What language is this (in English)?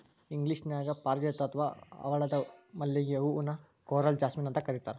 Kannada